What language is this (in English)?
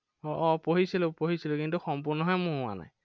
Assamese